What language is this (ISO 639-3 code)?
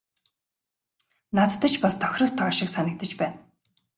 mon